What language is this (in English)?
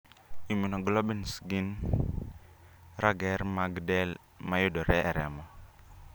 Luo (Kenya and Tanzania)